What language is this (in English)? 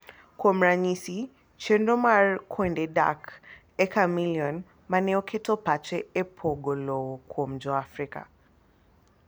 Luo (Kenya and Tanzania)